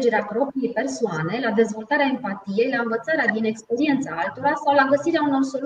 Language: Romanian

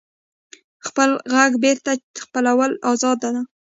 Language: Pashto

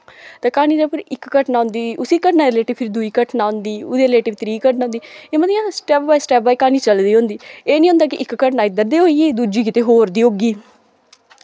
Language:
Dogri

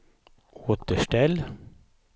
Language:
Swedish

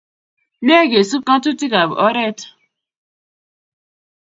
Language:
Kalenjin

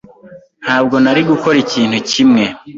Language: Kinyarwanda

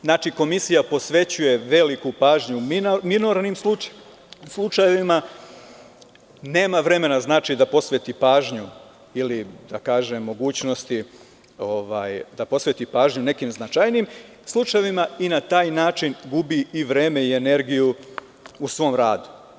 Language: Serbian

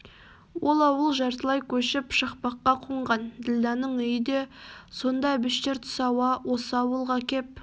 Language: Kazakh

